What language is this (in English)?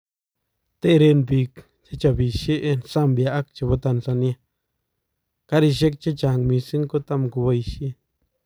Kalenjin